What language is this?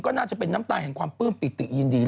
Thai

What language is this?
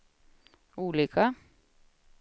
Swedish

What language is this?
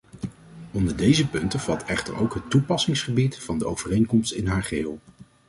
Dutch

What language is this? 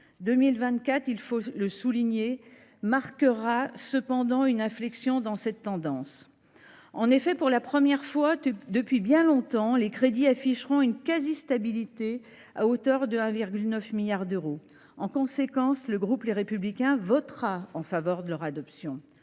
French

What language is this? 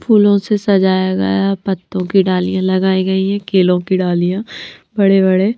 Hindi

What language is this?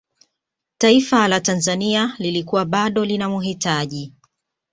Swahili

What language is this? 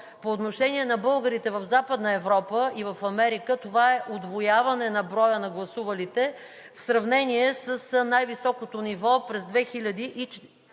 Bulgarian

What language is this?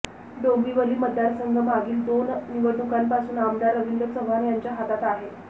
Marathi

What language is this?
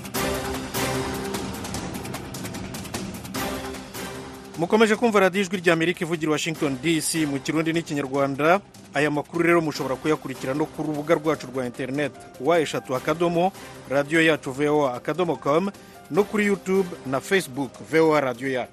Swahili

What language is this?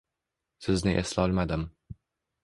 Uzbek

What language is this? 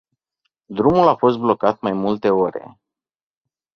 Romanian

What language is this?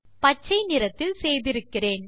Tamil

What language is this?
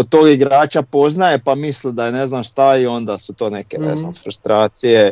Croatian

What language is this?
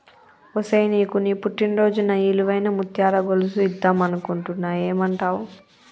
Telugu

